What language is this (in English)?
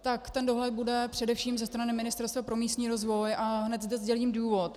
Czech